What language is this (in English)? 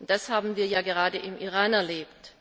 German